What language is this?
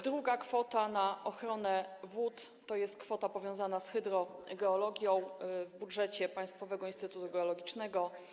Polish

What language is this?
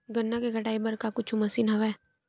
Chhattisgarhi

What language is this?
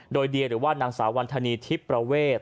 Thai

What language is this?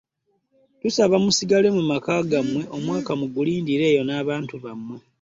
Ganda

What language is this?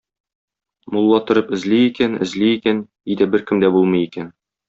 Tatar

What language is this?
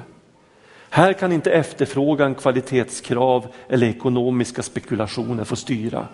Swedish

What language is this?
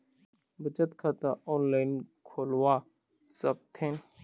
Chhattisgarhi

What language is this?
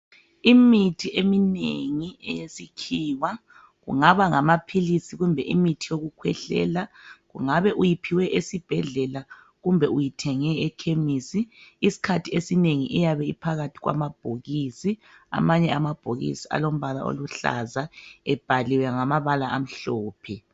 North Ndebele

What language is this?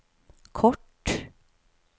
Norwegian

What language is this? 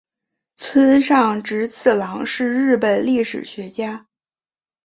Chinese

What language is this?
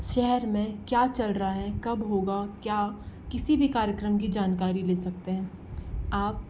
Hindi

